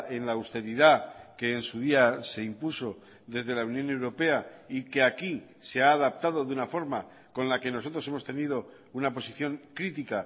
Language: Spanish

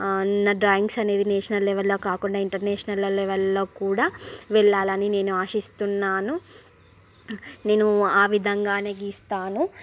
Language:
Telugu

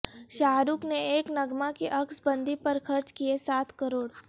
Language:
Urdu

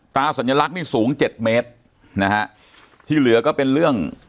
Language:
Thai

